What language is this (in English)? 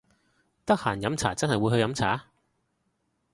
Cantonese